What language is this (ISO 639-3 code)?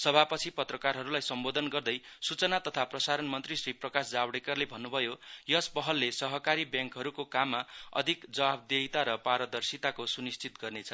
nep